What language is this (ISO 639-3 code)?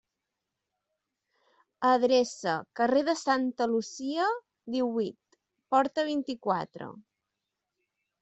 cat